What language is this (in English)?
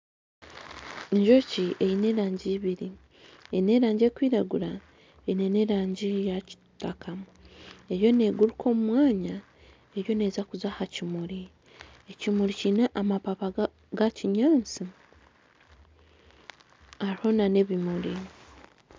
Nyankole